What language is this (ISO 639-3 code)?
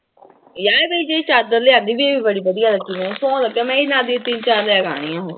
pan